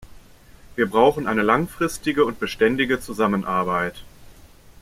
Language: German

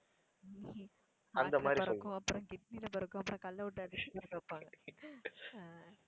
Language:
Tamil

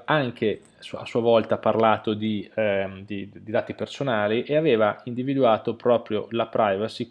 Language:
Italian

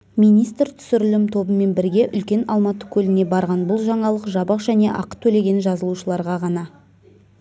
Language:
Kazakh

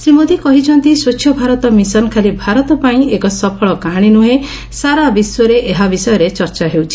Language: Odia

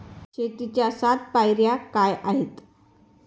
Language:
Marathi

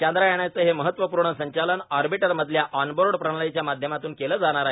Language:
Marathi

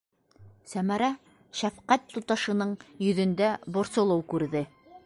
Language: Bashkir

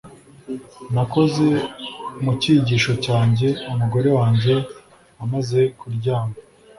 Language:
Kinyarwanda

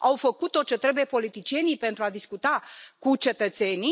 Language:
Romanian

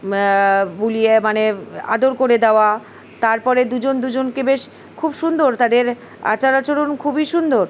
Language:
Bangla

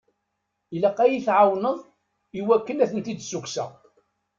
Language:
Kabyle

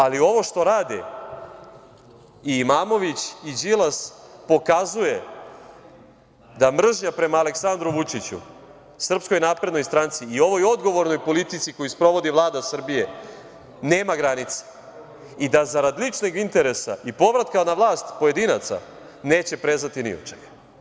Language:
Serbian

